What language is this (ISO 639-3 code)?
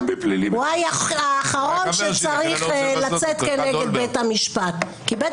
heb